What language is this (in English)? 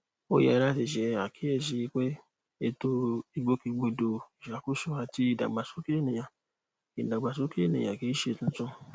Yoruba